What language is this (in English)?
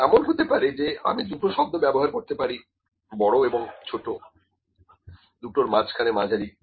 Bangla